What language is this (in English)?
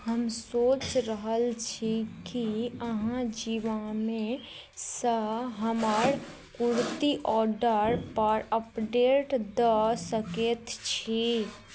Maithili